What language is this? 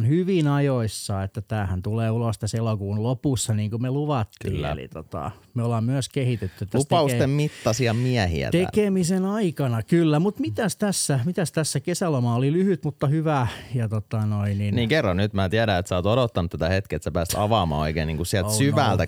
Finnish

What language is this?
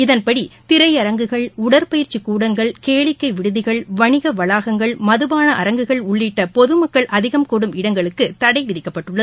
Tamil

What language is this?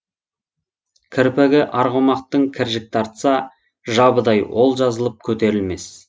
Kazakh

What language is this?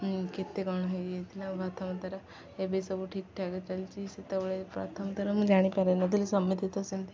Odia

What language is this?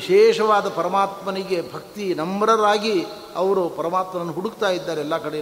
Kannada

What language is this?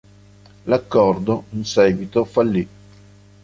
Italian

